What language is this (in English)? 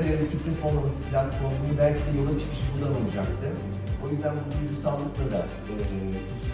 Turkish